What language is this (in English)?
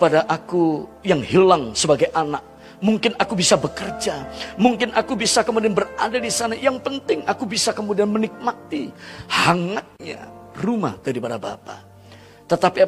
Indonesian